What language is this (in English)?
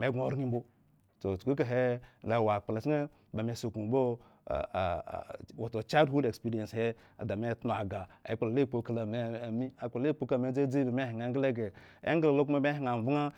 Eggon